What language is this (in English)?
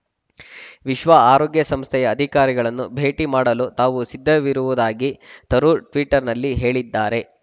Kannada